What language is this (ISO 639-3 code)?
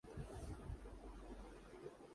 urd